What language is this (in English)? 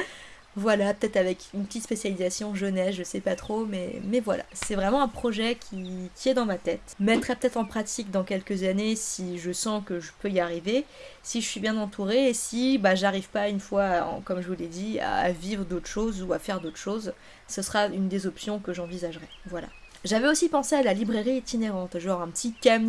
French